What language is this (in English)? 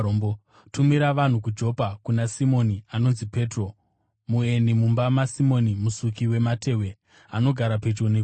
Shona